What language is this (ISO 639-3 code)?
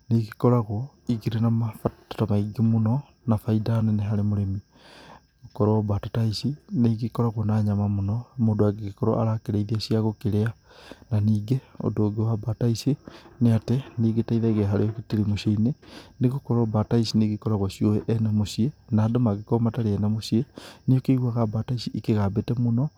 kik